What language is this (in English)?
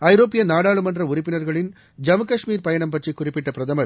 Tamil